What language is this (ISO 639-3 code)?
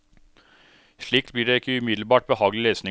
nor